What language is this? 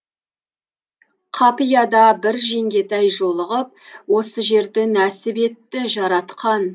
Kazakh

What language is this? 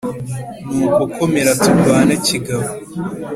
Kinyarwanda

